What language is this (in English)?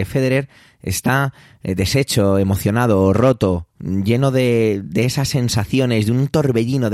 Spanish